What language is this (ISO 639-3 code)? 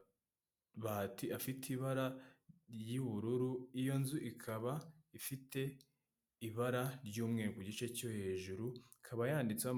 kin